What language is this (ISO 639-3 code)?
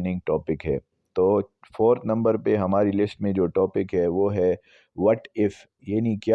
urd